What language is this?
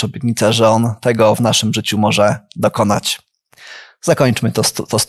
Polish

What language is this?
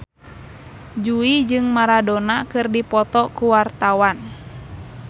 Sundanese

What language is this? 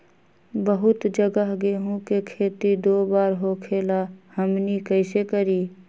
Magahi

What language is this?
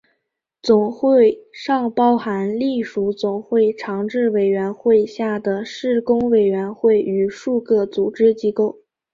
Chinese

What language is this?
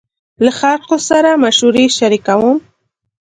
Pashto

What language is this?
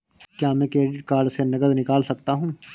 Hindi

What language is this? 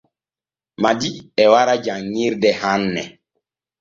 Borgu Fulfulde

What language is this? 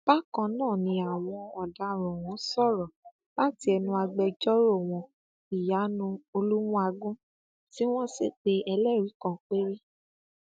Yoruba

